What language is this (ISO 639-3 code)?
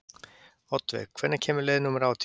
isl